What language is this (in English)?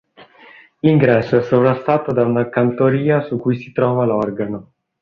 Italian